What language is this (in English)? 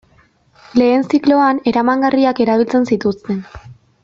Basque